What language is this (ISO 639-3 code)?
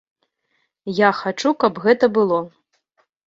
bel